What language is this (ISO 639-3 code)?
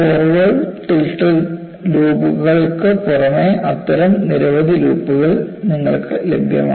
mal